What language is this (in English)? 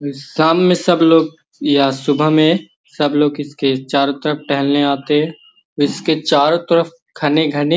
Magahi